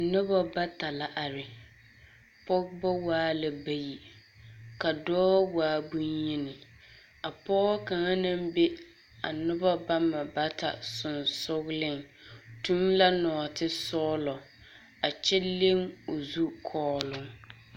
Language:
Southern Dagaare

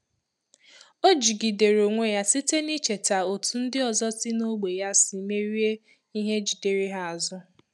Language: Igbo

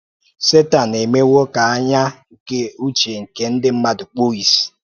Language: Igbo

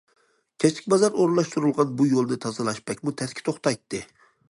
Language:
Uyghur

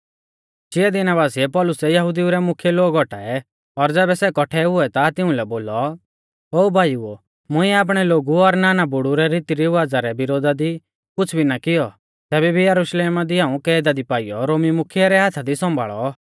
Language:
Mahasu Pahari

